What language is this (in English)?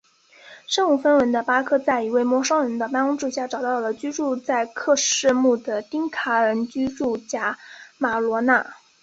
Chinese